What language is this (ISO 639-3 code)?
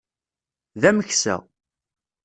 kab